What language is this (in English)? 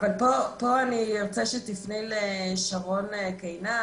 Hebrew